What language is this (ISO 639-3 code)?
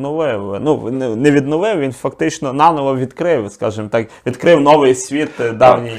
ukr